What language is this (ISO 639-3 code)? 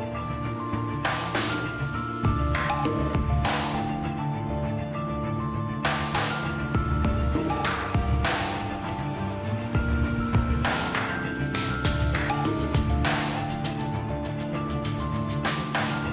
ind